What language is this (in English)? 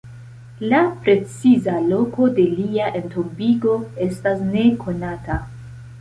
Esperanto